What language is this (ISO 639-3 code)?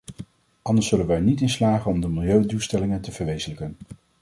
nld